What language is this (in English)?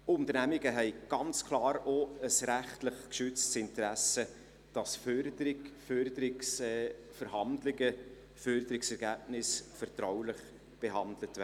Swiss German